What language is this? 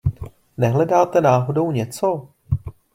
Czech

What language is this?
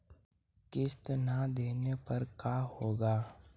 Magahi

